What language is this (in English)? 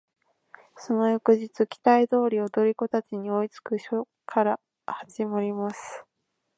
Japanese